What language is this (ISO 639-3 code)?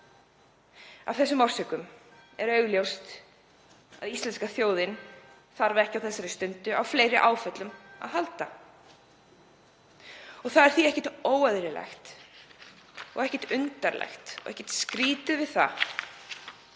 isl